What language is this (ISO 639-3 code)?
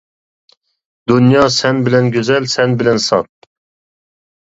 uig